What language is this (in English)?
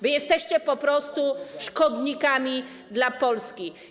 Polish